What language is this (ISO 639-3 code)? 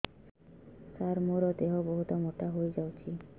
ori